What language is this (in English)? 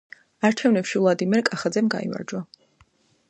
Georgian